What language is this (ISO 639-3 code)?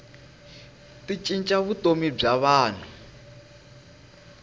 tso